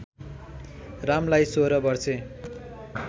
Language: Nepali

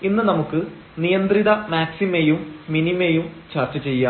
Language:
Malayalam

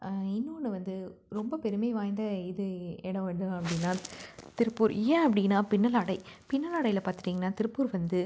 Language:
Tamil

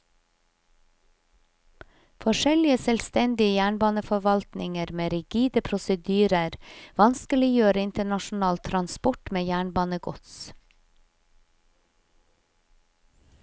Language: Norwegian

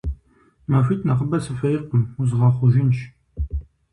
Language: Kabardian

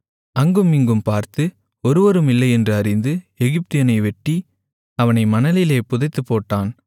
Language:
Tamil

